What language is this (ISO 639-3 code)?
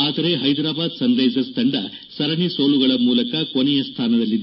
kan